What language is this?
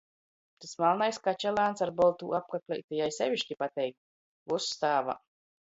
Latgalian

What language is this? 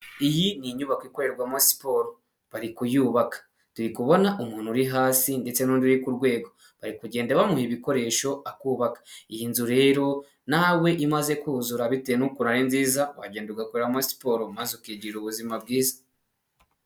Kinyarwanda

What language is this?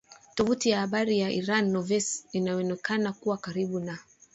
Swahili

